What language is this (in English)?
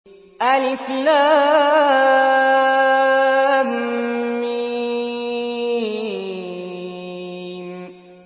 Arabic